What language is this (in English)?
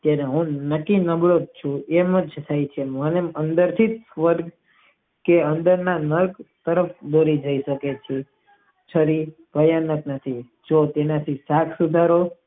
Gujarati